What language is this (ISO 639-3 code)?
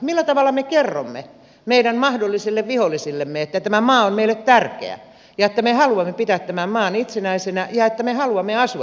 fin